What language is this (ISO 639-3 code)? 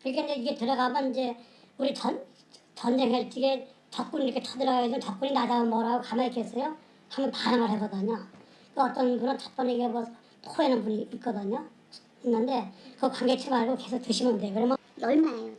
kor